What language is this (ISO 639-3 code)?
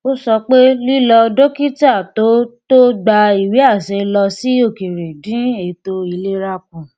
yor